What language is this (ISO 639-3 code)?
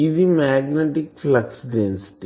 tel